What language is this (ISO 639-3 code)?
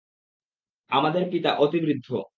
ben